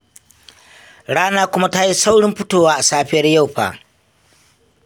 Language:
Hausa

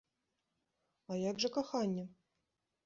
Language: Belarusian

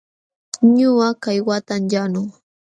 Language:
Jauja Wanca Quechua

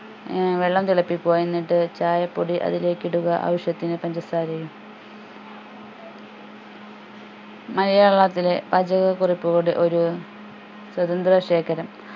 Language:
Malayalam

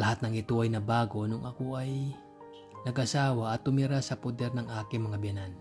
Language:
Filipino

